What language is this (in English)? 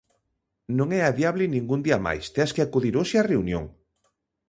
Galician